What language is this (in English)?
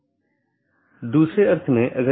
Hindi